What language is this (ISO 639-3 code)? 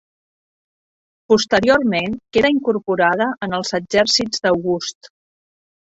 cat